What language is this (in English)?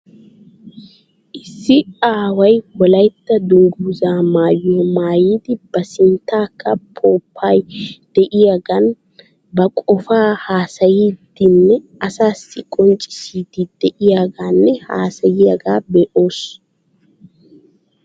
Wolaytta